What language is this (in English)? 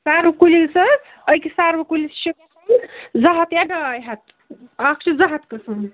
Kashmiri